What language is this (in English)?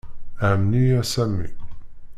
Kabyle